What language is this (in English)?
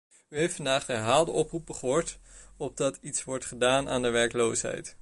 Dutch